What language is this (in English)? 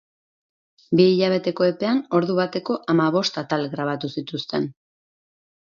Basque